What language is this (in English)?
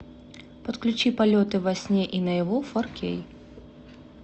Russian